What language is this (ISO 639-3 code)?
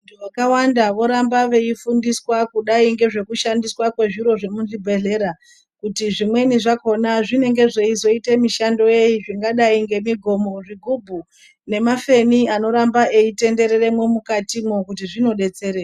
ndc